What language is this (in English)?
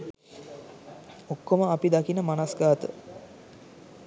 Sinhala